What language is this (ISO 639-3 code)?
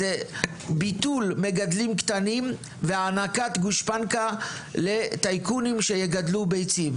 heb